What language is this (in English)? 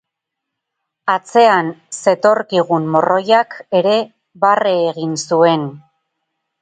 Basque